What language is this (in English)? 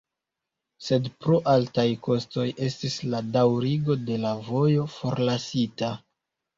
Esperanto